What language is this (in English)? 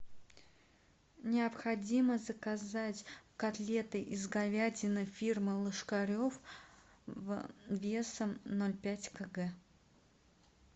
Russian